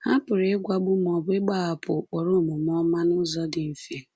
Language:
Igbo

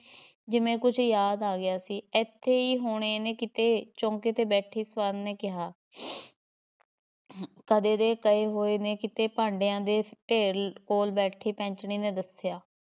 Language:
Punjabi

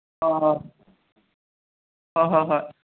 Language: Manipuri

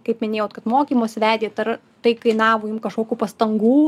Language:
Lithuanian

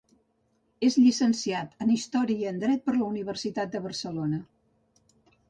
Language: Catalan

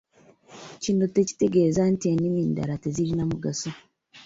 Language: Ganda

